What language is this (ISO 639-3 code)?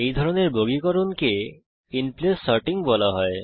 ben